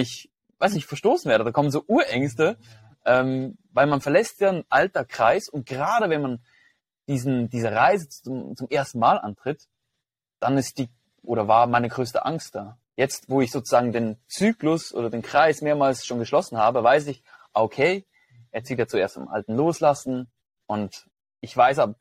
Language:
German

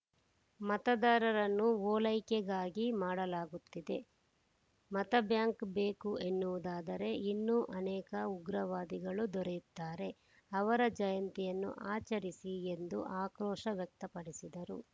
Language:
Kannada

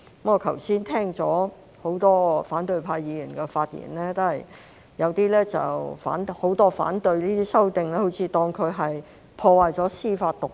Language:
Cantonese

